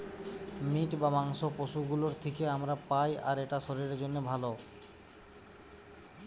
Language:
Bangla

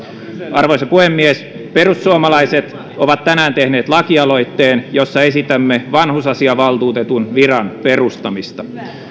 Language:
Finnish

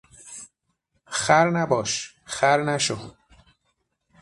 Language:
Persian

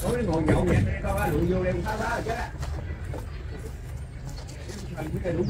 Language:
Vietnamese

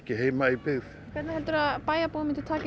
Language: Icelandic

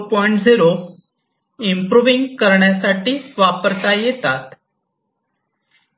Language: Marathi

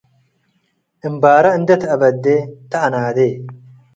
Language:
Tigre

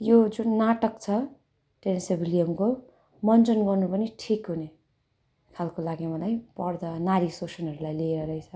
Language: Nepali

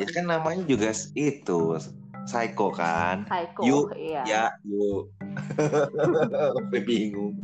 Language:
Indonesian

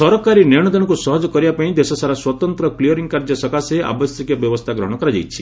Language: Odia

